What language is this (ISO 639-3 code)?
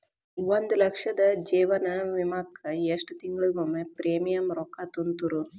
kan